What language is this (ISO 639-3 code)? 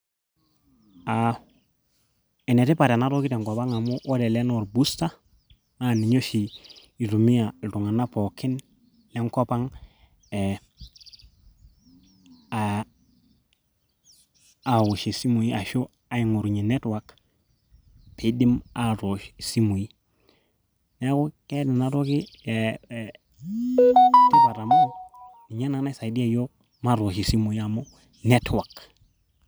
mas